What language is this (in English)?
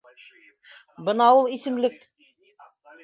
Bashkir